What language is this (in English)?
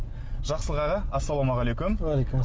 Kazakh